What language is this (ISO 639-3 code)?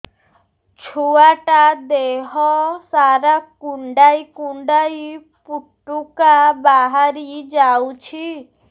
ori